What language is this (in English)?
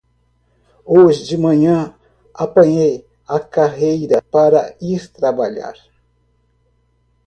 Portuguese